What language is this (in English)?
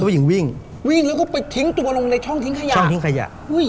Thai